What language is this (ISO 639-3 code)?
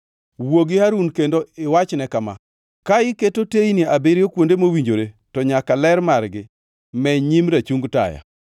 luo